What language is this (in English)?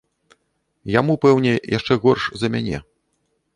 Belarusian